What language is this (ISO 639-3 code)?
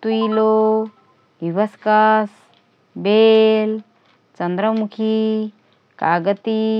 thr